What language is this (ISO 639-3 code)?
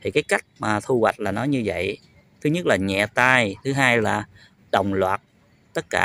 vie